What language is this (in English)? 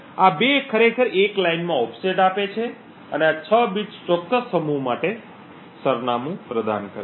Gujarati